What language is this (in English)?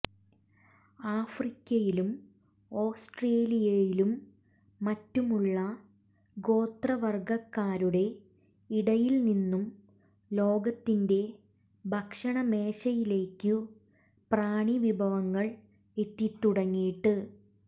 Malayalam